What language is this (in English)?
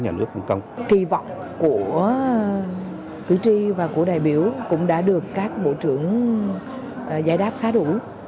Vietnamese